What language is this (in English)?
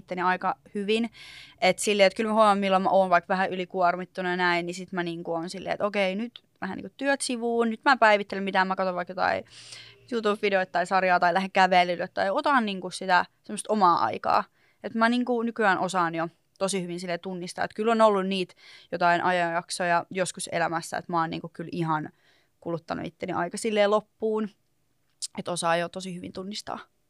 Finnish